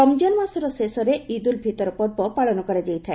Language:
Odia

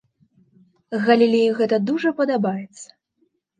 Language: Belarusian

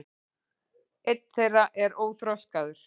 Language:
Icelandic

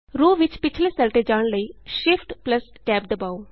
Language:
Punjabi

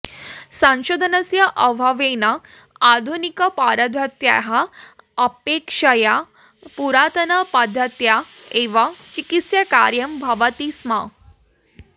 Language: Sanskrit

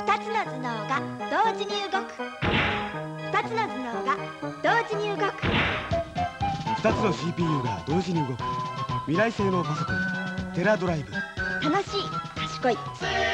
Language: Japanese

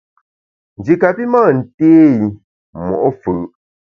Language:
Bamun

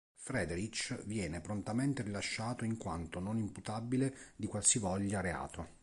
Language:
Italian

